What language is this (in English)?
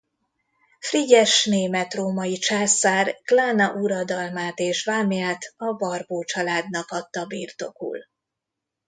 Hungarian